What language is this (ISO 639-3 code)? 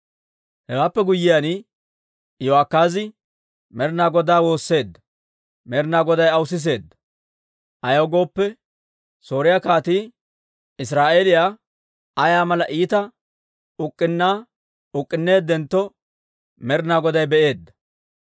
dwr